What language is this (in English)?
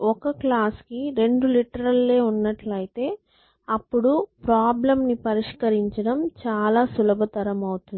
Telugu